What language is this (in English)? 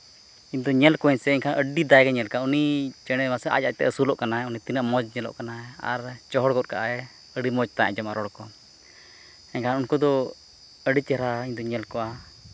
Santali